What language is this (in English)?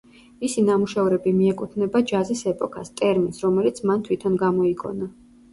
Georgian